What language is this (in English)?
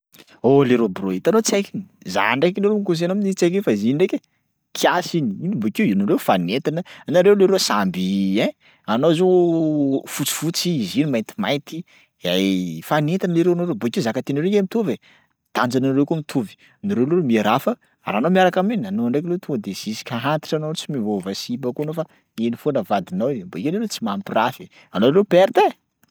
Sakalava Malagasy